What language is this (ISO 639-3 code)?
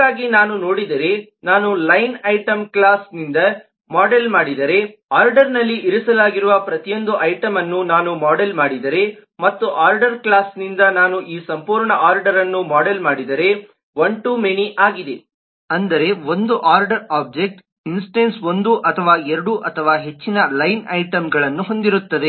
kan